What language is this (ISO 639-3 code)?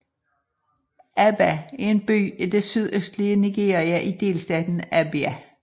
dan